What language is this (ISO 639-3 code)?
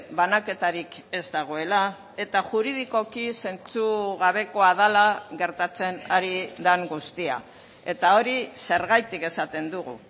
eus